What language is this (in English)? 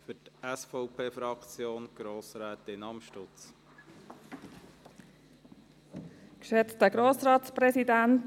Swiss German